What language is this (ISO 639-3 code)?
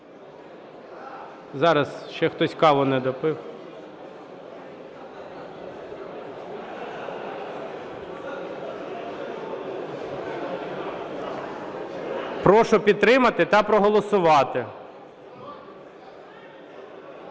ukr